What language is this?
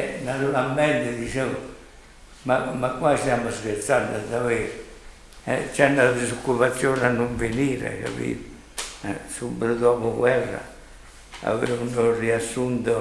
Italian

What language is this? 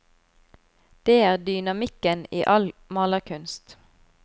Norwegian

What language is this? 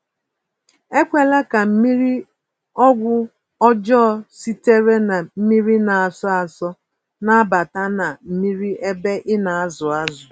Igbo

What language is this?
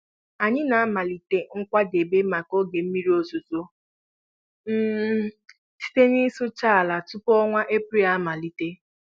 Igbo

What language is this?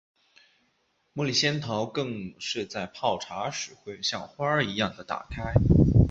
Chinese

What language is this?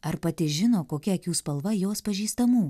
Lithuanian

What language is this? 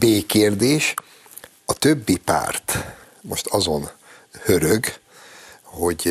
Hungarian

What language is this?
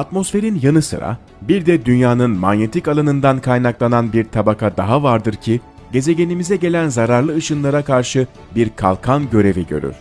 Turkish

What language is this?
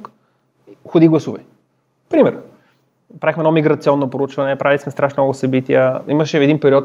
Bulgarian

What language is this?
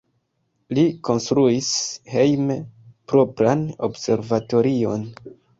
Esperanto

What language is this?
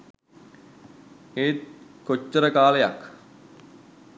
Sinhala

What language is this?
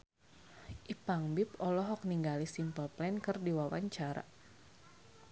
Sundanese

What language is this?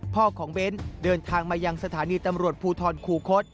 Thai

